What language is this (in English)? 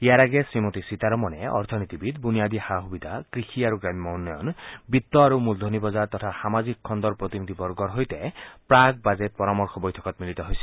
Assamese